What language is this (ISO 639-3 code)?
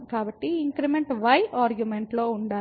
tel